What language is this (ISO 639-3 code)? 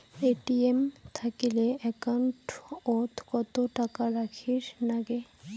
ben